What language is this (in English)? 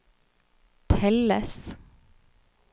Norwegian